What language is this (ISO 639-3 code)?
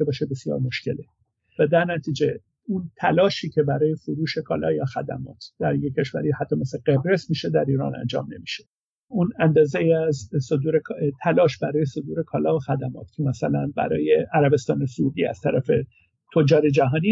fas